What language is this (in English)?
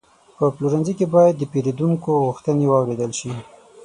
Pashto